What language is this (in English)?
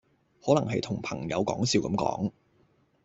Cantonese